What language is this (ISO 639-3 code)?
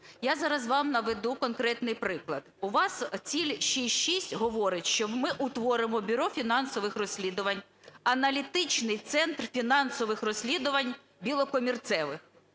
ukr